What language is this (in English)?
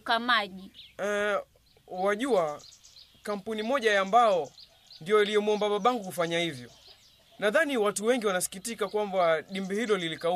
Swahili